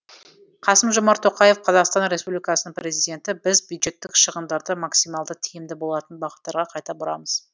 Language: Kazakh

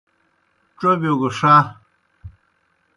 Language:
Kohistani Shina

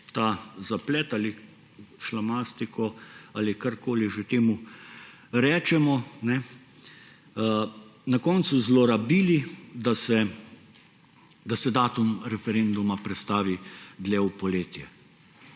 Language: Slovenian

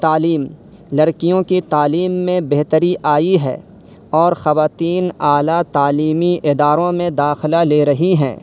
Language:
Urdu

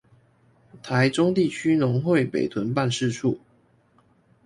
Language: Chinese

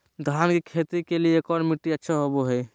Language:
Magahi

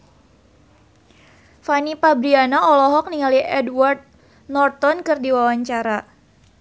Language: Sundanese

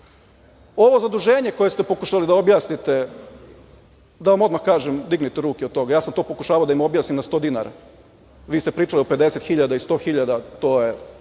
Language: Serbian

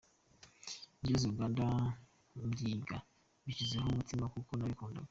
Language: Kinyarwanda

